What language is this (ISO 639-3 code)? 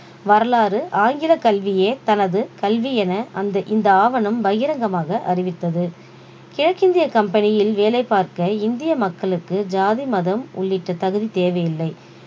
tam